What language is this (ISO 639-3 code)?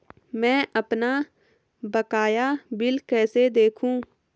hin